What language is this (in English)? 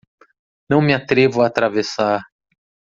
Portuguese